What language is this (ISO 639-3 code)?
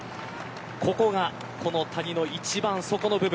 jpn